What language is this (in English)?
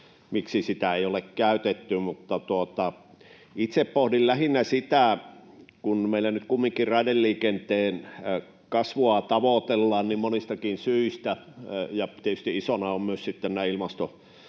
Finnish